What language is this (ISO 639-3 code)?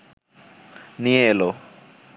ben